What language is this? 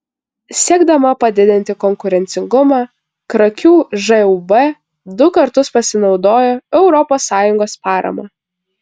Lithuanian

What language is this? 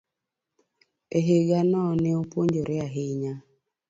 Luo (Kenya and Tanzania)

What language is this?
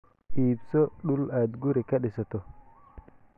Somali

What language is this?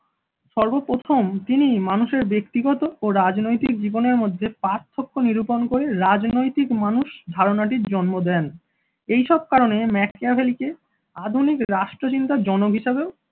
Bangla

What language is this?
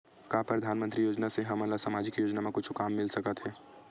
Chhattisgarhi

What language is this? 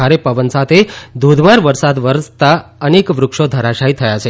Gujarati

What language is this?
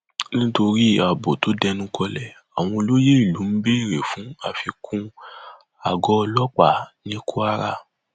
Yoruba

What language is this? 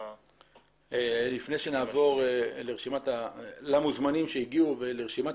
Hebrew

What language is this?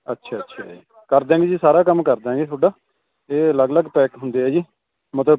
Punjabi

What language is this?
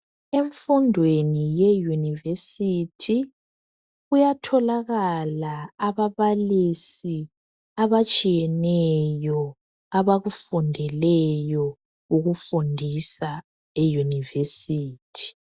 North Ndebele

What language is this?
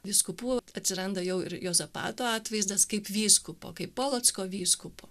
Lithuanian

